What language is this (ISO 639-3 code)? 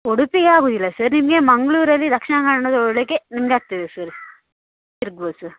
kan